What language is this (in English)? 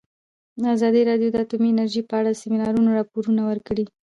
Pashto